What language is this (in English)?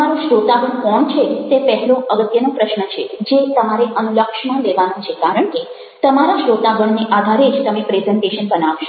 Gujarati